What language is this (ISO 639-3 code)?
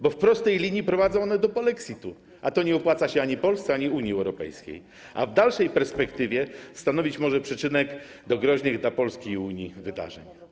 pol